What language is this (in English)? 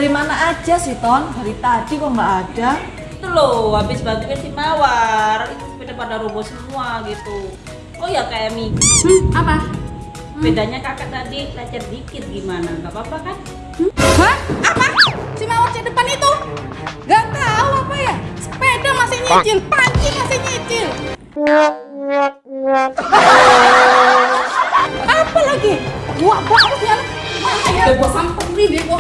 Indonesian